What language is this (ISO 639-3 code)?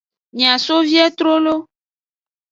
ajg